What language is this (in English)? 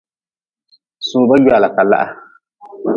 Nawdm